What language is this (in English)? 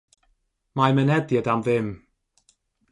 Welsh